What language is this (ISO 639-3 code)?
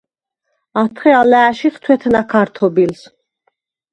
sva